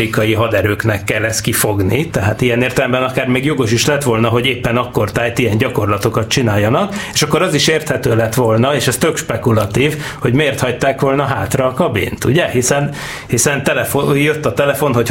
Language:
Hungarian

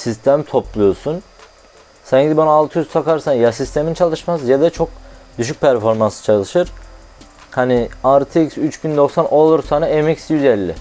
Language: Turkish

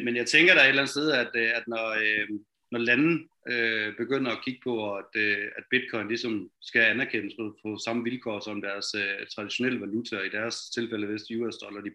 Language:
Danish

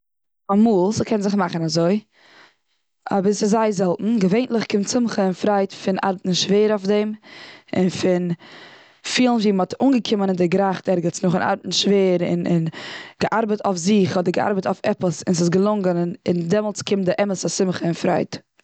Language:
Yiddish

